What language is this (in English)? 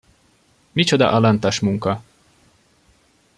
Hungarian